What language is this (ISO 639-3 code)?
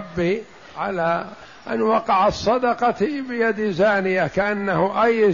ara